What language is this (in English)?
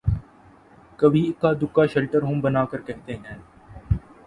Urdu